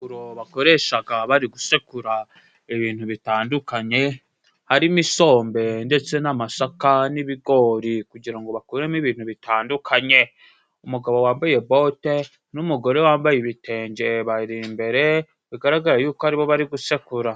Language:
Kinyarwanda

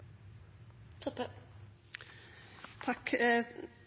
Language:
Norwegian Bokmål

